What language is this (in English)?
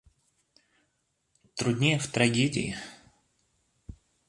Russian